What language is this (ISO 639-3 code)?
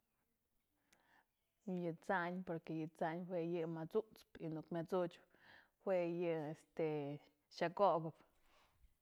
mzl